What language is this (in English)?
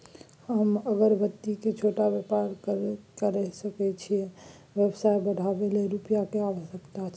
Maithili